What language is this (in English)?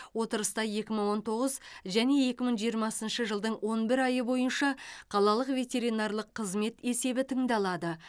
Kazakh